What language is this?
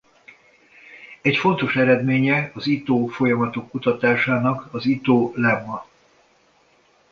Hungarian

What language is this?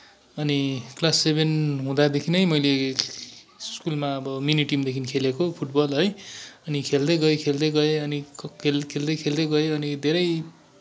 Nepali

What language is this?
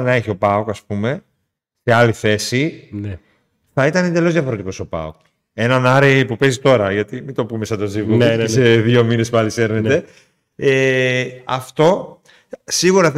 Greek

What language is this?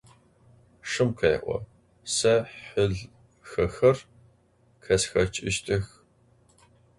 Adyghe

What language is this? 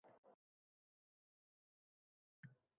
Uzbek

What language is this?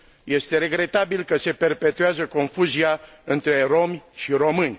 Romanian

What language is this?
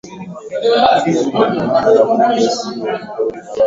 Swahili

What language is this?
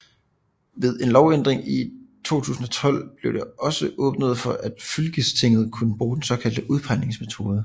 Danish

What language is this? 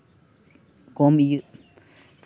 Santali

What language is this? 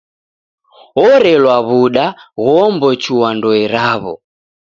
Taita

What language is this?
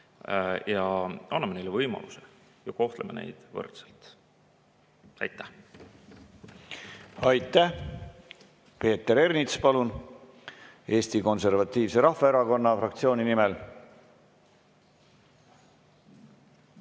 Estonian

